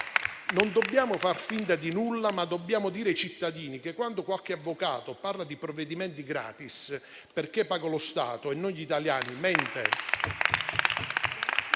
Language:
Italian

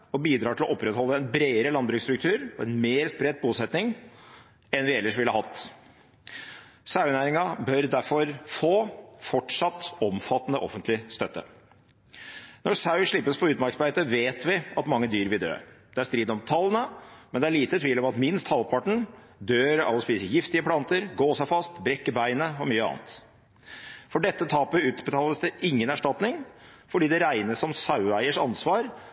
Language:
Norwegian Bokmål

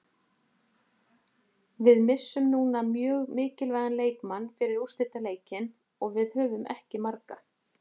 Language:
Icelandic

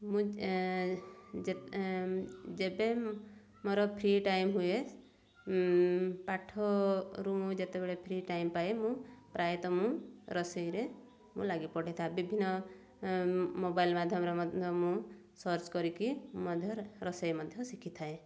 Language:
Odia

